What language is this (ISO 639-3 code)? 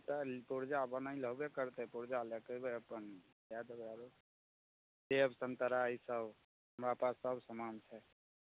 mai